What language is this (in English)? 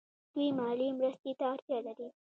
Pashto